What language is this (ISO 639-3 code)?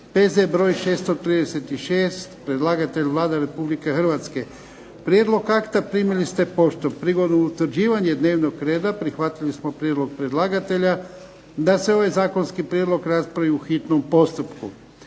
hrv